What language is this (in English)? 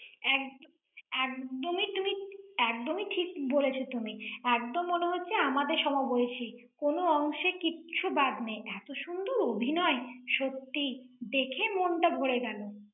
Bangla